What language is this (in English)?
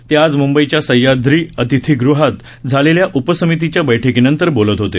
Marathi